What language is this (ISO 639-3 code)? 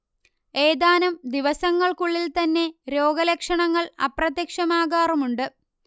mal